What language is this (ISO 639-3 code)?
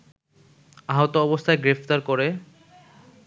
ben